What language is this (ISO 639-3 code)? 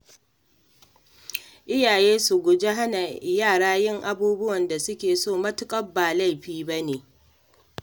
hau